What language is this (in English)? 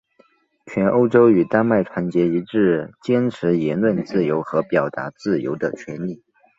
Chinese